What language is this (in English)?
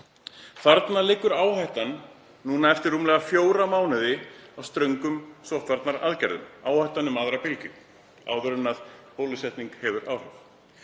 Icelandic